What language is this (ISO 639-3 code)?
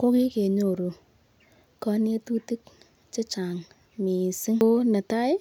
kln